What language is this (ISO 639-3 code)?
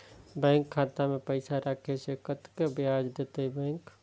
mai